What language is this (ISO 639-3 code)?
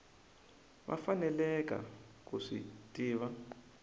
tso